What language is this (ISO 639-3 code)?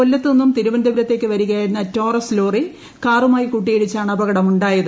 mal